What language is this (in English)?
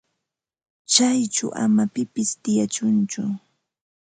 Ambo-Pasco Quechua